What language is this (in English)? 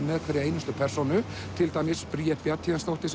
Icelandic